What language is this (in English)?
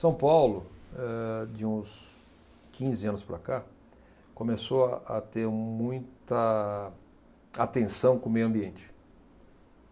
Portuguese